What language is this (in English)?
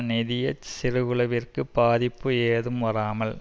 Tamil